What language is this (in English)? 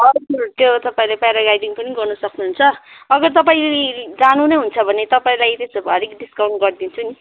Nepali